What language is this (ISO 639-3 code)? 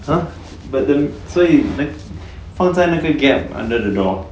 eng